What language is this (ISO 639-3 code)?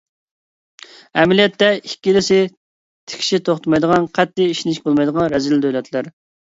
uig